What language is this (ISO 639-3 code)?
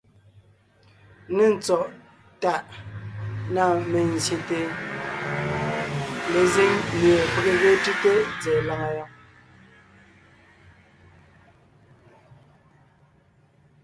nnh